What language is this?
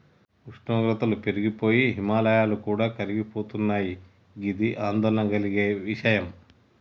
Telugu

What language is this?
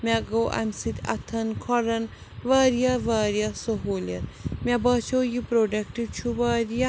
Kashmiri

